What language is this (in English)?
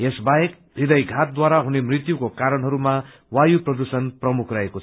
Nepali